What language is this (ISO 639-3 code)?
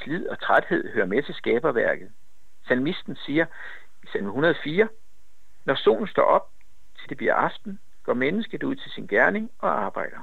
dan